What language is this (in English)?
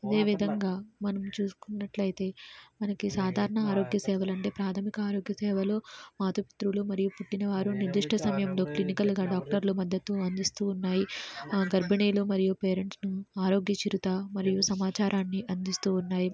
Telugu